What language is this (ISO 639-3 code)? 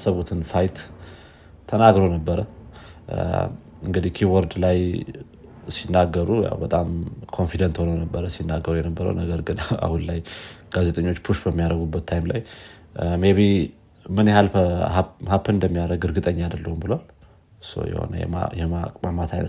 amh